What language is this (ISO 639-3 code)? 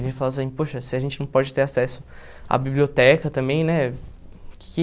por